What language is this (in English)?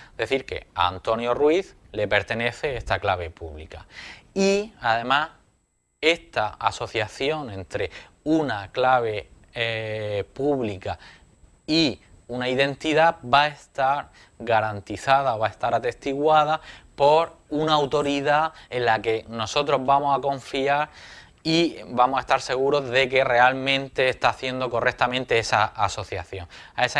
Spanish